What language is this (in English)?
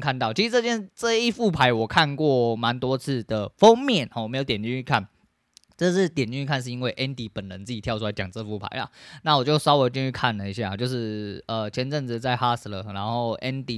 Chinese